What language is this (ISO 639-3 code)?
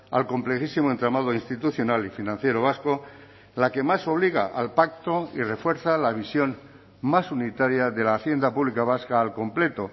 spa